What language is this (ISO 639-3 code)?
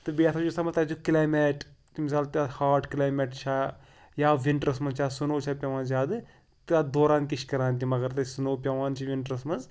kas